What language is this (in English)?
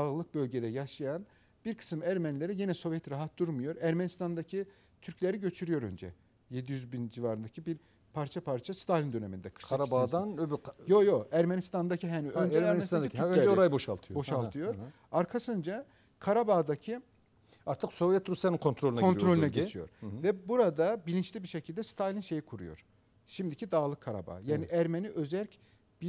Turkish